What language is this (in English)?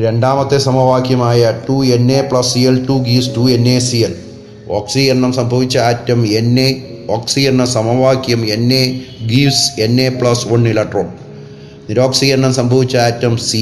Malayalam